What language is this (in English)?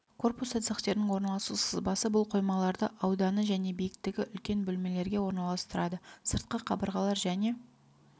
Kazakh